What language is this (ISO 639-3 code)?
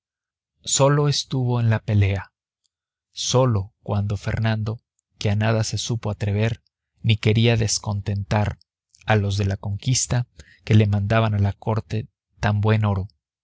spa